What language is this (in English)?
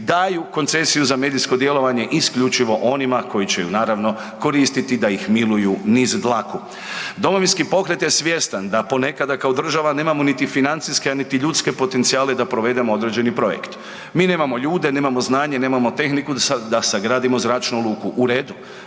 Croatian